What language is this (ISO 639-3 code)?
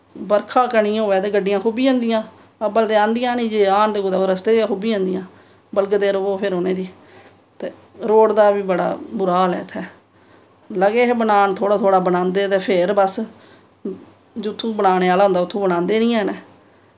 doi